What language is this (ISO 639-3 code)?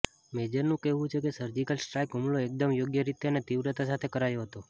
guj